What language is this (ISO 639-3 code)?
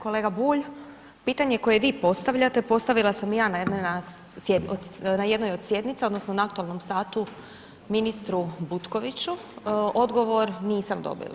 hrv